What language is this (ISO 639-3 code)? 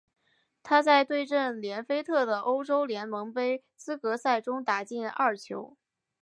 zho